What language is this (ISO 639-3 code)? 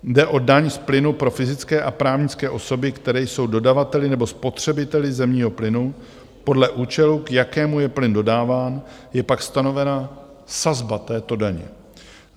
ces